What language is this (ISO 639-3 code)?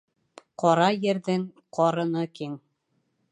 bak